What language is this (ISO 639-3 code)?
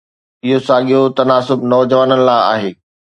snd